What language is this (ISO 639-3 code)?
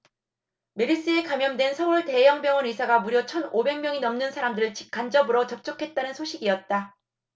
kor